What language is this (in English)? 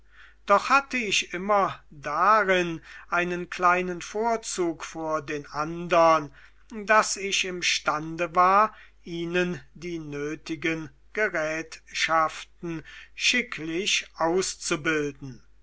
German